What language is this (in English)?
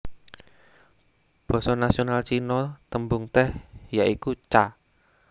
Javanese